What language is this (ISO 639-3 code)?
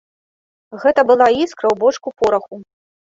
bel